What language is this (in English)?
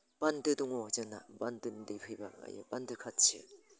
Bodo